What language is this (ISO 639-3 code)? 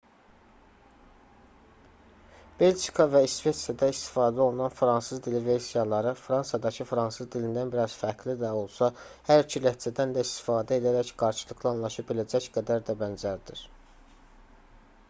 aze